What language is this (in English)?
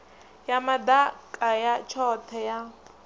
Venda